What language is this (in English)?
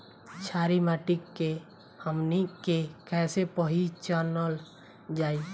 Bhojpuri